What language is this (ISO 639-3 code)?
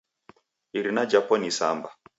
dav